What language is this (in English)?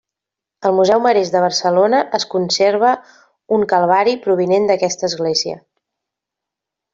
Catalan